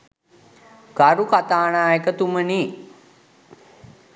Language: Sinhala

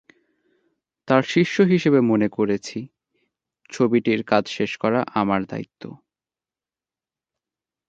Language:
Bangla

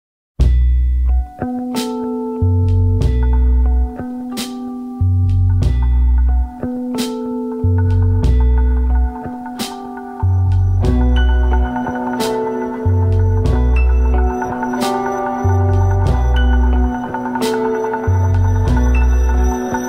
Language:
Arabic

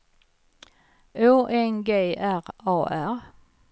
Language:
Swedish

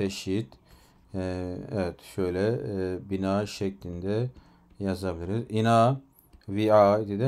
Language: Turkish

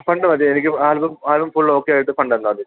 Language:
Malayalam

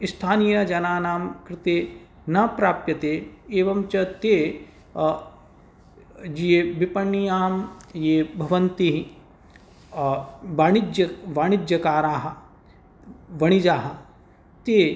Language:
Sanskrit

